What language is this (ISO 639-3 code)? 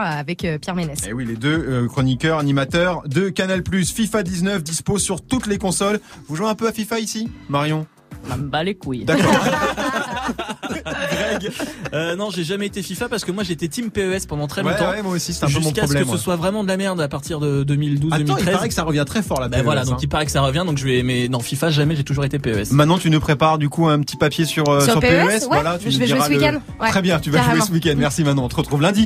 fra